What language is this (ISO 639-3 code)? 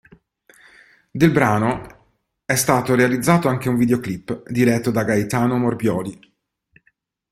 ita